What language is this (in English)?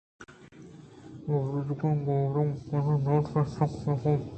Eastern Balochi